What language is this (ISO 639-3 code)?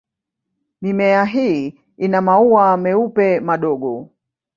swa